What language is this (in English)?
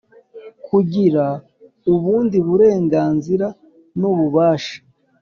Kinyarwanda